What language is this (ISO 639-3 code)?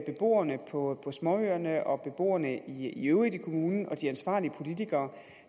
dan